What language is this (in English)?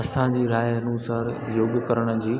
Sindhi